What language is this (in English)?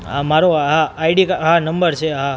Gujarati